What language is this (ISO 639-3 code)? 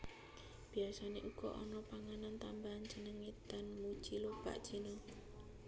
jav